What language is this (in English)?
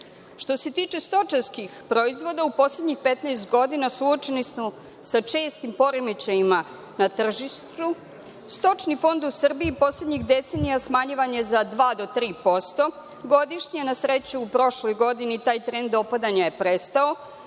Serbian